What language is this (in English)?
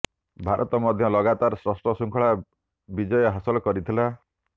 Odia